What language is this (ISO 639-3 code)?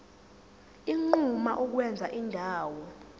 zul